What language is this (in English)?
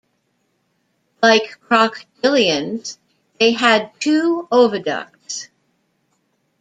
English